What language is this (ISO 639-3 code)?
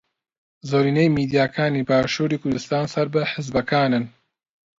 ckb